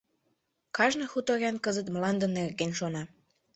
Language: Mari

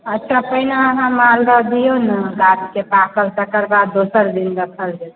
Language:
Maithili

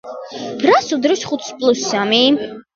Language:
Georgian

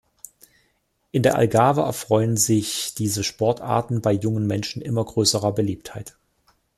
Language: German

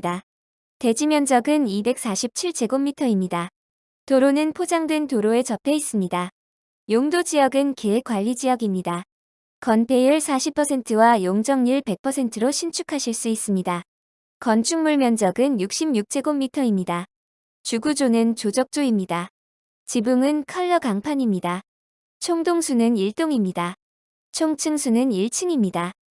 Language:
Korean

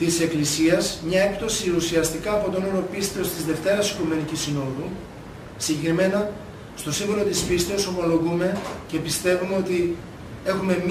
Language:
Greek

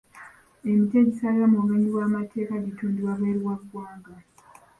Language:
Ganda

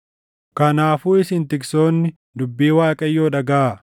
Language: Oromo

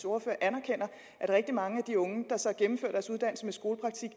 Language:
Danish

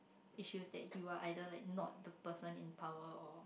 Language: English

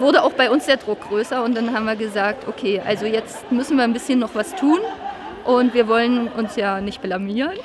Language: German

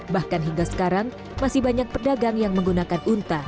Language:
Indonesian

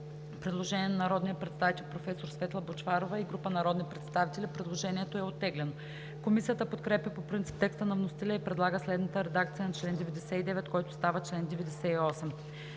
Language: Bulgarian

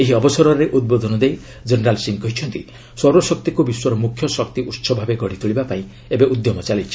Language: Odia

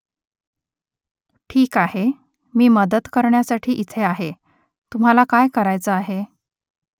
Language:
Marathi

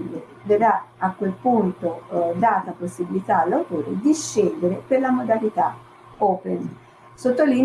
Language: Italian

